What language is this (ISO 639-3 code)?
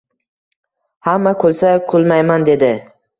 uzb